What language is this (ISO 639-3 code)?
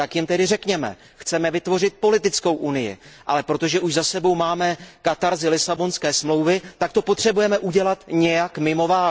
ces